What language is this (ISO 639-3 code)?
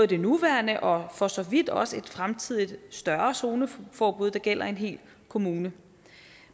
dan